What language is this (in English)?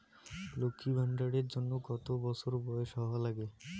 Bangla